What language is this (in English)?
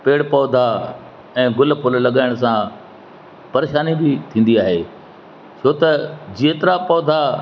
Sindhi